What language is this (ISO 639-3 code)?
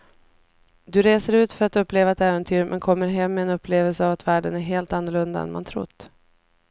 swe